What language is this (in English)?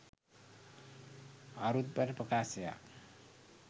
Sinhala